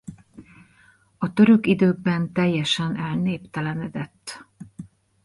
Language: Hungarian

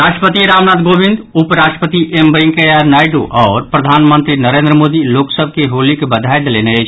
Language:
Maithili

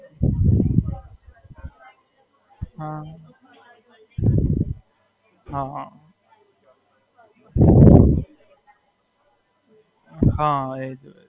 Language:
Gujarati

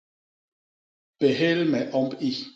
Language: Basaa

